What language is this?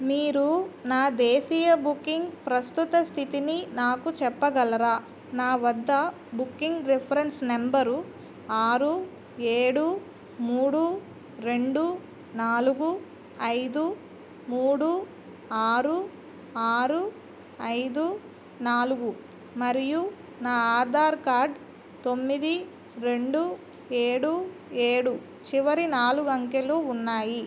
Telugu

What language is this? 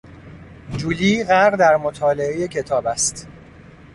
Persian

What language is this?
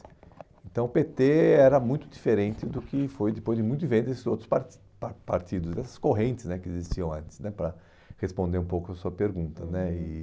Portuguese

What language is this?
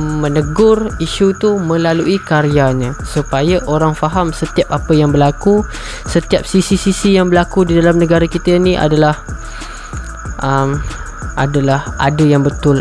Malay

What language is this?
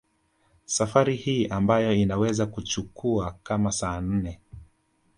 Swahili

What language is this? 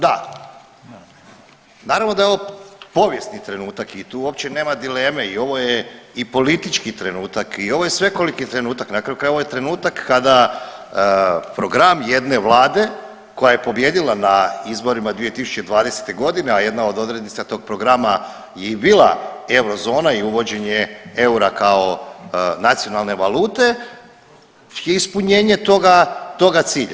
Croatian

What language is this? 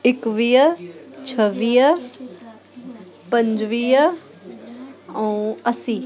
Sindhi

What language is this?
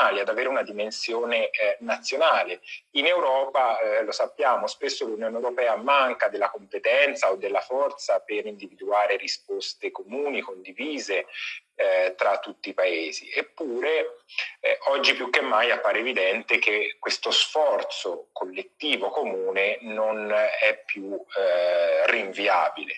Italian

